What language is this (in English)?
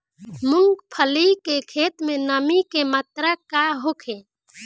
Bhojpuri